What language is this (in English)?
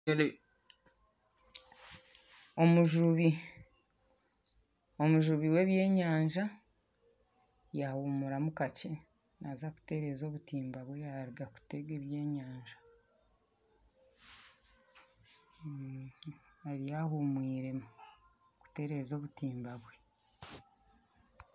Nyankole